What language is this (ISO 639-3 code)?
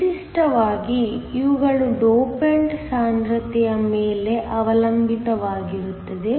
kan